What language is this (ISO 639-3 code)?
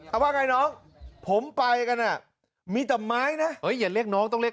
tha